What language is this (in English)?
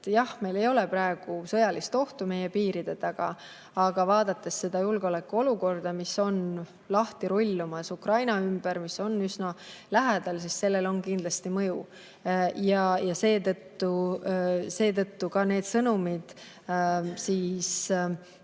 Estonian